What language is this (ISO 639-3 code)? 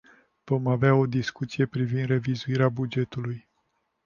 ron